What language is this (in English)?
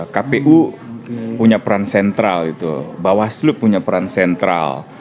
Indonesian